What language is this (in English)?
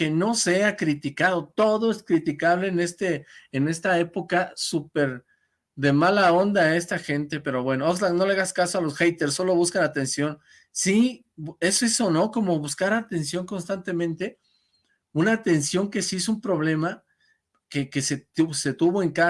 Spanish